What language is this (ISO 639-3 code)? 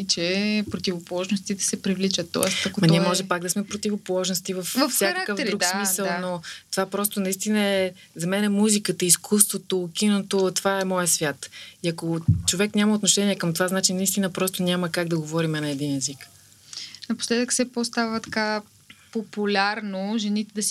bul